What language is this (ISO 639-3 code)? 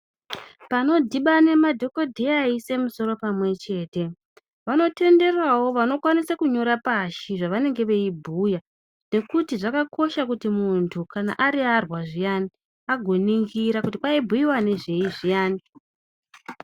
ndc